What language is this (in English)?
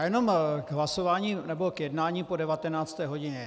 Czech